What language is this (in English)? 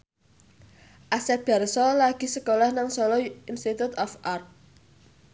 Javanese